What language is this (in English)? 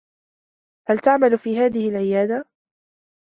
Arabic